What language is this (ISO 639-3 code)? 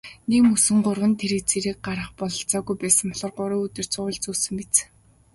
mon